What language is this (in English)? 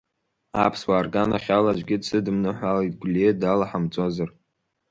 Abkhazian